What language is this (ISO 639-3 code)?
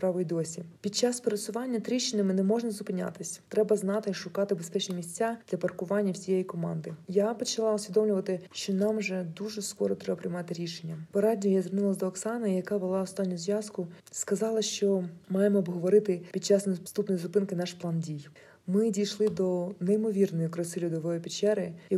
ukr